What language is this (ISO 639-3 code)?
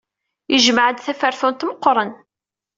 kab